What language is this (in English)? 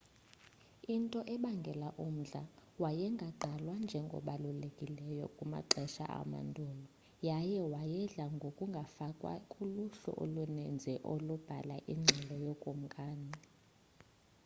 Xhosa